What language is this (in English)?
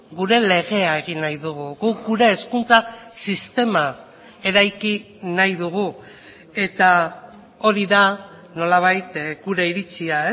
Basque